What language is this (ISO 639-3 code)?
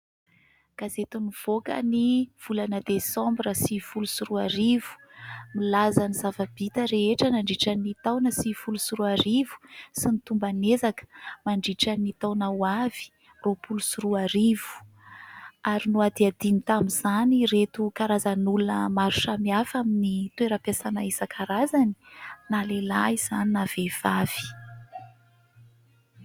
mlg